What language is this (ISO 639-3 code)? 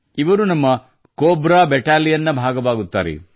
kan